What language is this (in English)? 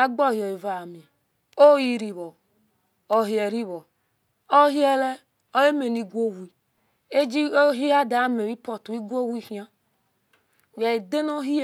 Esan